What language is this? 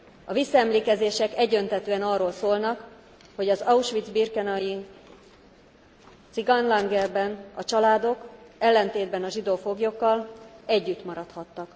Hungarian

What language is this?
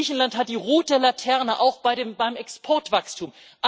German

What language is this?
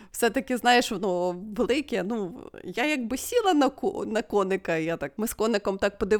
Ukrainian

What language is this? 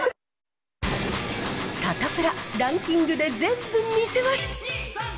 Japanese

